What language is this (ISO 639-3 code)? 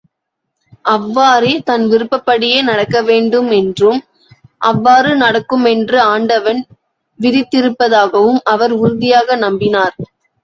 tam